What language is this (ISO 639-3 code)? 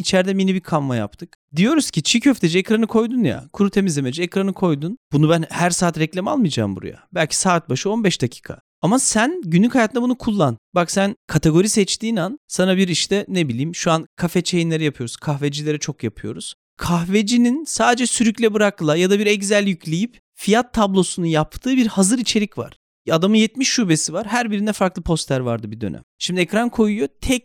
tur